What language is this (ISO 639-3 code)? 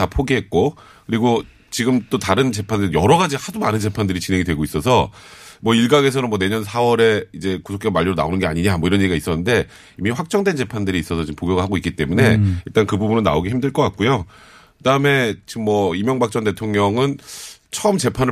kor